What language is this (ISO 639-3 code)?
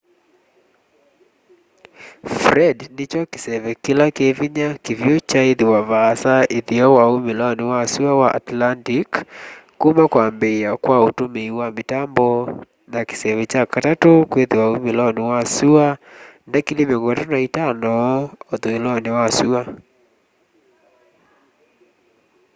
kam